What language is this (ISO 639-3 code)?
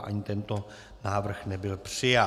ces